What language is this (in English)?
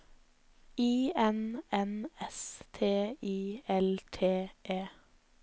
Norwegian